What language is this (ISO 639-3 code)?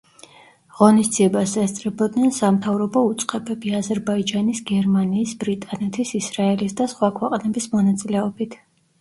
kat